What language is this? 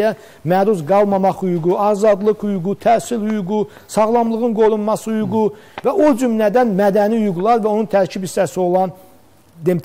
Turkish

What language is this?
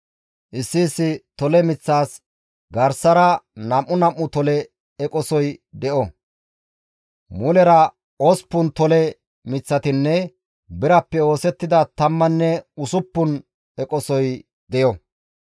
Gamo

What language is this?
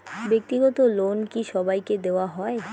Bangla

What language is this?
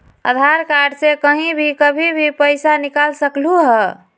Magahi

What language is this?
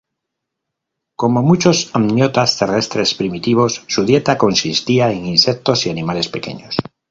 Spanish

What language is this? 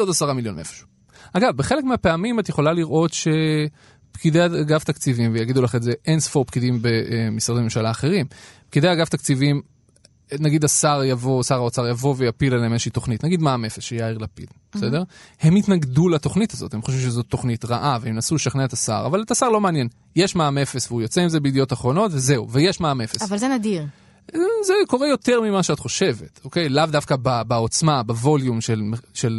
Hebrew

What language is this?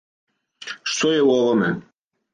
Serbian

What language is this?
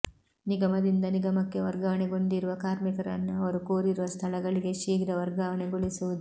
Kannada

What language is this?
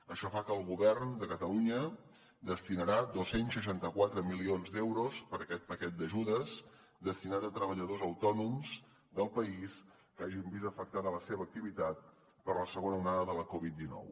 Catalan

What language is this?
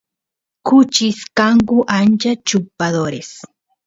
Santiago del Estero Quichua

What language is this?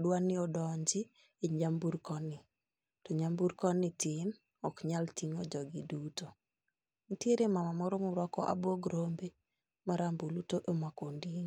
Luo (Kenya and Tanzania)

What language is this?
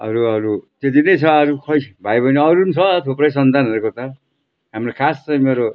Nepali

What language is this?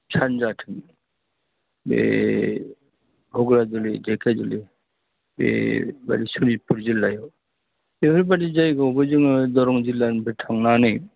Bodo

